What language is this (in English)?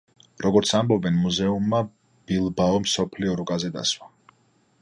Georgian